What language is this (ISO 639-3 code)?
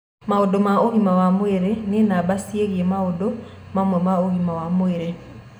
kik